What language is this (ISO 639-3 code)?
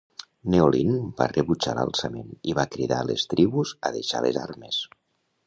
cat